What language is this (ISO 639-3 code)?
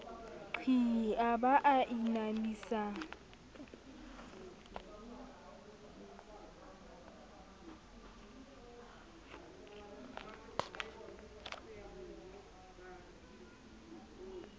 sot